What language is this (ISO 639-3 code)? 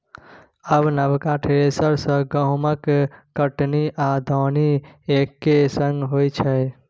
mai